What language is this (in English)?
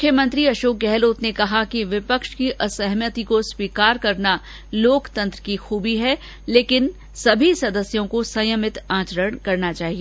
Hindi